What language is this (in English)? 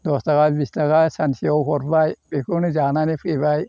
Bodo